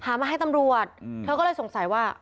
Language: Thai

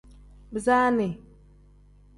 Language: Tem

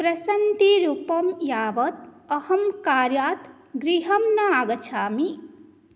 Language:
Sanskrit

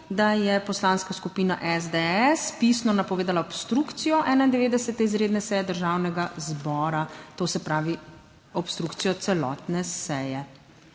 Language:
Slovenian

